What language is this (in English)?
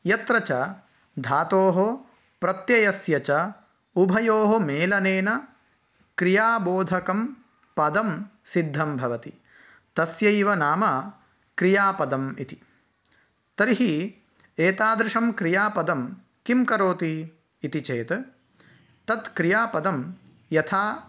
Sanskrit